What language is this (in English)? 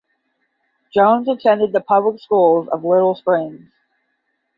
English